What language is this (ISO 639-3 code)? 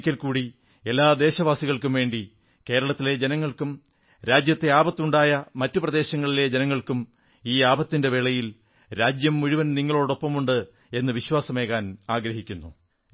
mal